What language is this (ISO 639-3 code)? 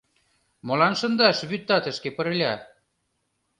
chm